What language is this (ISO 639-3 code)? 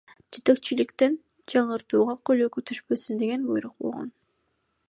kir